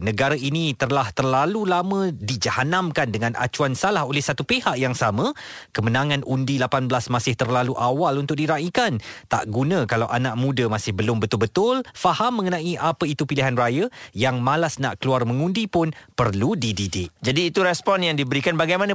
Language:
Malay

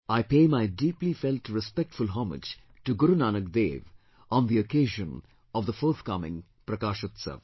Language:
English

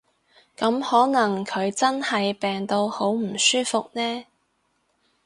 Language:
Cantonese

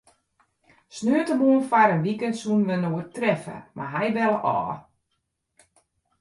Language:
Western Frisian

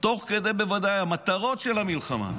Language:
Hebrew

